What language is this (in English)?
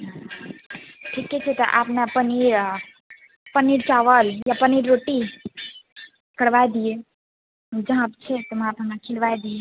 Maithili